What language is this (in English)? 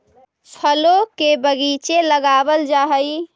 Magahi